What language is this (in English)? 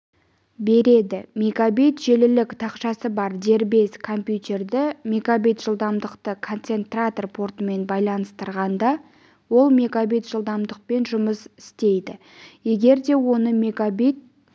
Kazakh